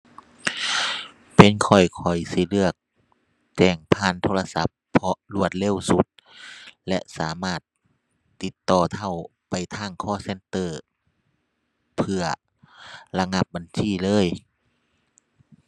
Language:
Thai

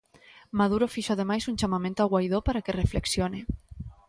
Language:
Galician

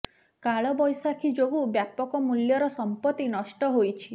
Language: Odia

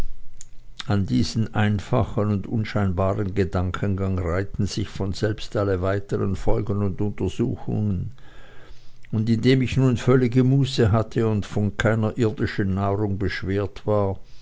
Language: German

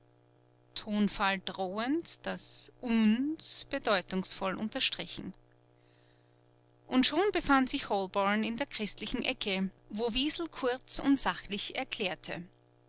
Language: German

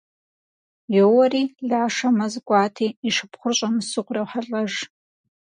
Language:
Kabardian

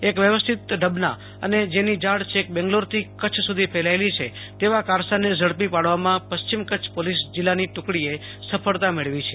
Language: Gujarati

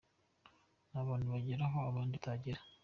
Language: Kinyarwanda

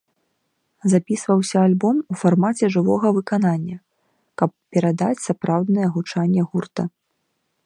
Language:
Belarusian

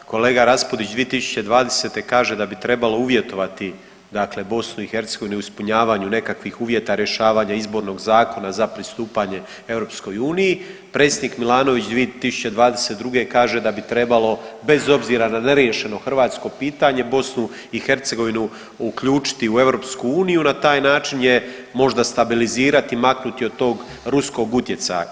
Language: Croatian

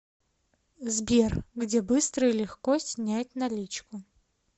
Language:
Russian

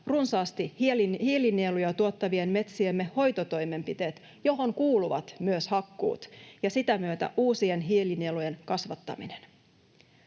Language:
Finnish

